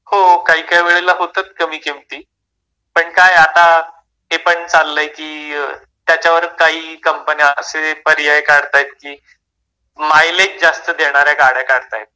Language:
Marathi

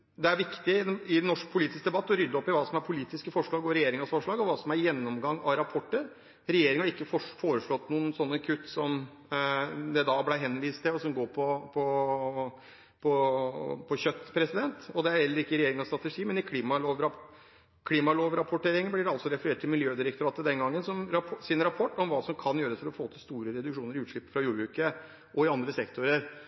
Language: Norwegian Bokmål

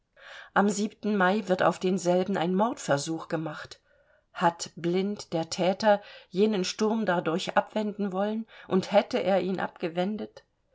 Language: German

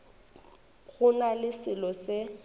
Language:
Northern Sotho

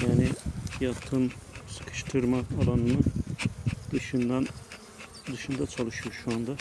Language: Turkish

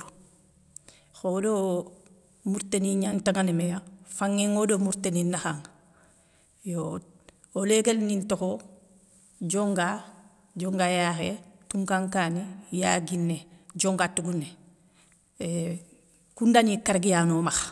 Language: Soninke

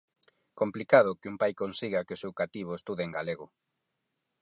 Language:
Galician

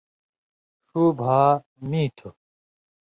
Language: Indus Kohistani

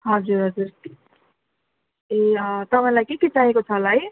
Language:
Nepali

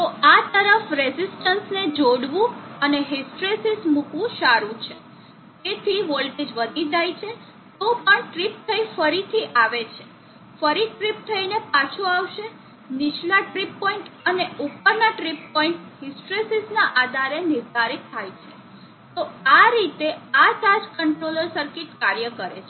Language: Gujarati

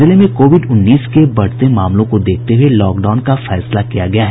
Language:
Hindi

